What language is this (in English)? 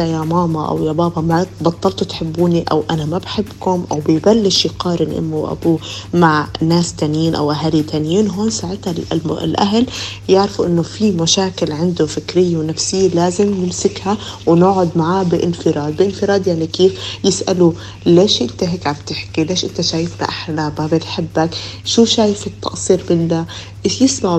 Arabic